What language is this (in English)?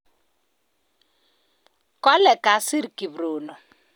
Kalenjin